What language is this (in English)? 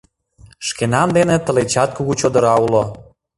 Mari